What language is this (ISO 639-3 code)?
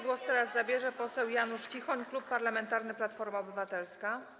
pol